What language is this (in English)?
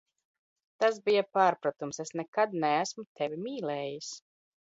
Latvian